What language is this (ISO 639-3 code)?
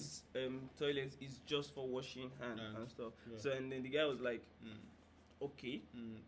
tur